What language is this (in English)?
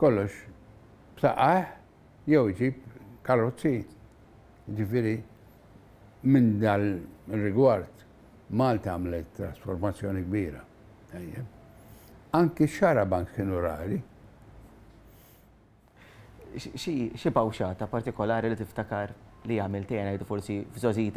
Arabic